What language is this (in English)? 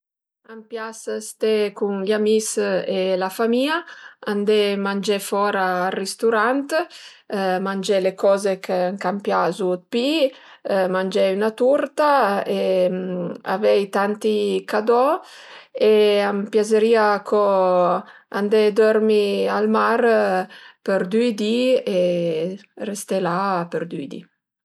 Piedmontese